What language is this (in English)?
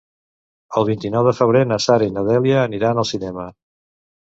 Catalan